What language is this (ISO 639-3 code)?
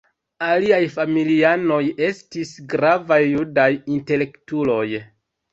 epo